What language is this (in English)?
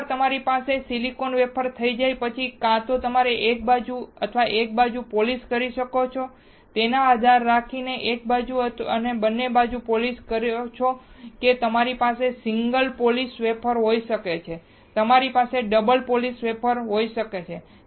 Gujarati